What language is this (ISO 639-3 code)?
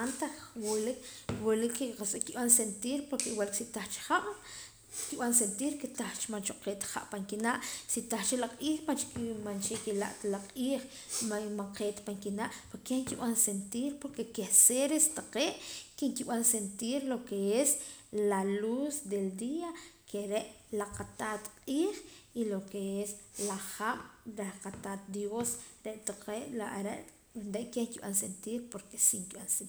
poc